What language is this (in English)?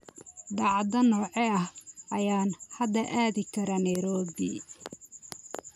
Somali